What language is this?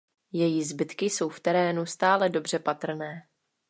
Czech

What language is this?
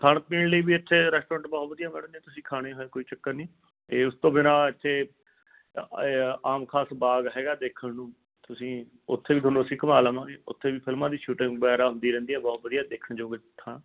Punjabi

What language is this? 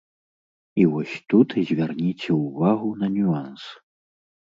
Belarusian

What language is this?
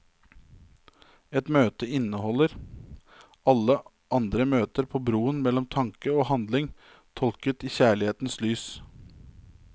Norwegian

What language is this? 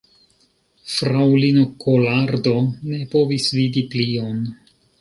Esperanto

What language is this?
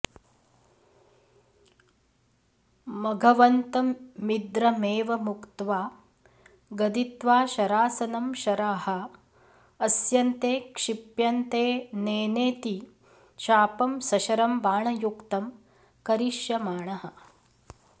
Sanskrit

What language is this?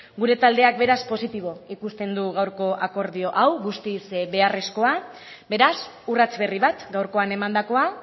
Basque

